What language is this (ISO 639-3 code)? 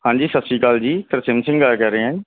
pan